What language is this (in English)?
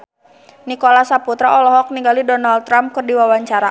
Sundanese